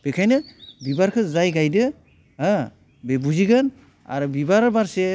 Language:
Bodo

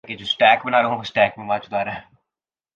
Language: Urdu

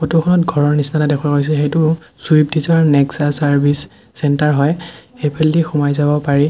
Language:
Assamese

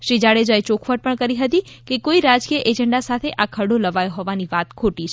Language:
Gujarati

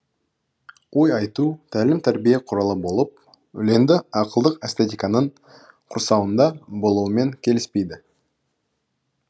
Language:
Kazakh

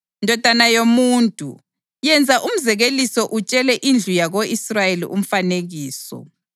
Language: North Ndebele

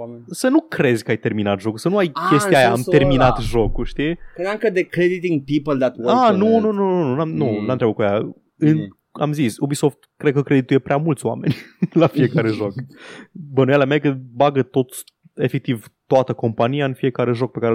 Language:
Romanian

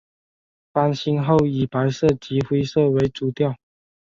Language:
Chinese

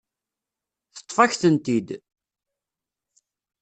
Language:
Kabyle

